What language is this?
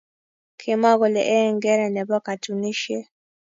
Kalenjin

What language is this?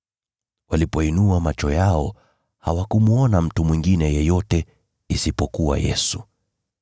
Swahili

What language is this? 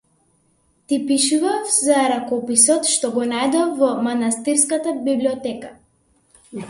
Macedonian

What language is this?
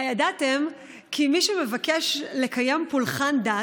Hebrew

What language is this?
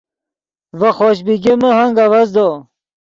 Yidgha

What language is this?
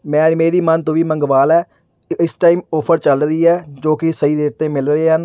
Punjabi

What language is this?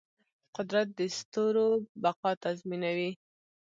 Pashto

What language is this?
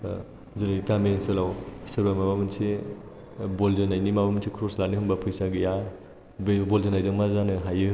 Bodo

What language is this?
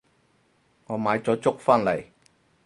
Cantonese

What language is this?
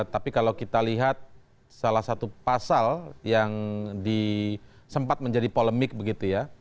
Indonesian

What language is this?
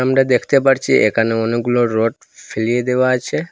Bangla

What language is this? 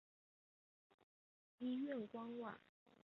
Chinese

